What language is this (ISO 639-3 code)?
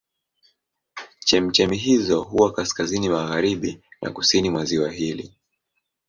swa